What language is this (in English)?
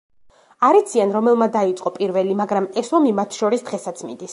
Georgian